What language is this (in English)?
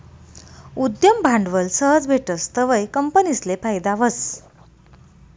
Marathi